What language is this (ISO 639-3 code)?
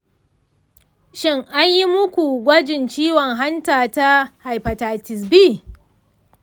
hau